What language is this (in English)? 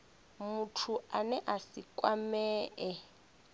Venda